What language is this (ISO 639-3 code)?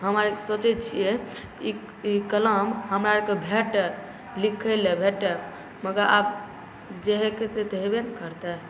mai